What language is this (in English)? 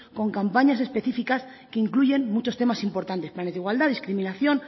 Spanish